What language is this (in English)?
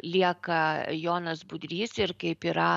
Lithuanian